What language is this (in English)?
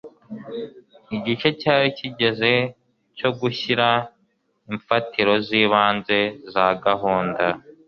Kinyarwanda